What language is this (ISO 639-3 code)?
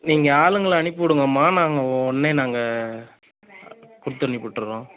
tam